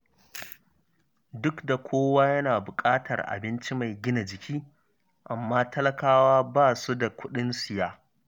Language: Hausa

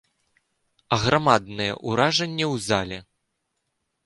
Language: Belarusian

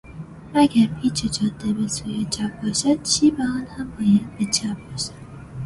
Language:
Persian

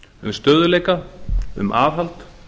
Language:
Icelandic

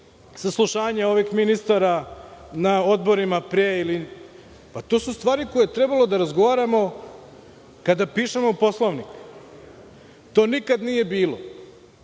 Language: Serbian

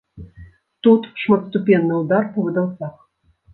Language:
Belarusian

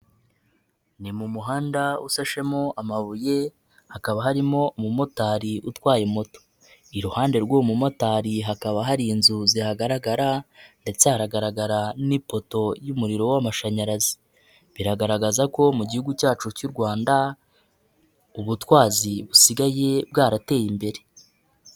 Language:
Kinyarwanda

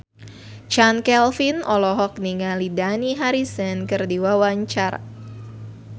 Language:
Sundanese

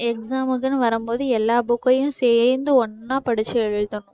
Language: Tamil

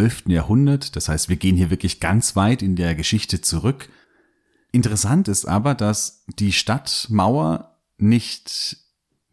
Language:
German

